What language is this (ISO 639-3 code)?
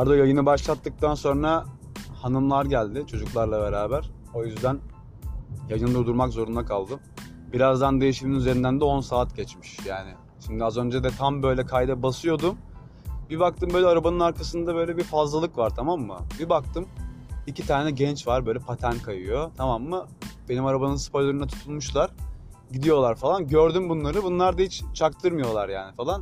tur